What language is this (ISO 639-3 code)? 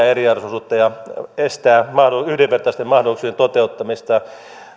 fin